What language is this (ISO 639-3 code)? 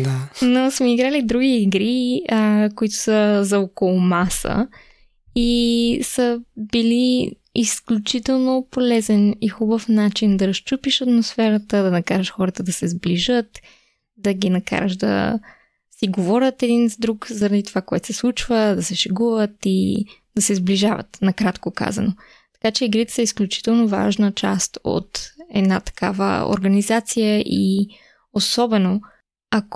bul